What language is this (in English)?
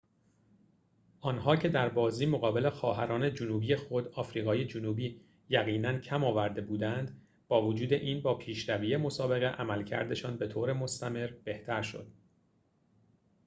Persian